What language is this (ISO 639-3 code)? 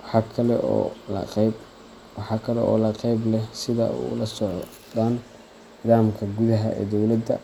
som